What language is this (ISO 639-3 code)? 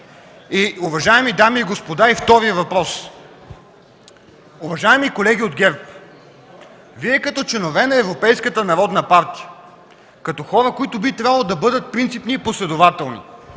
bul